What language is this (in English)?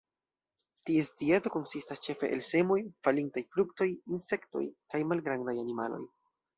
Esperanto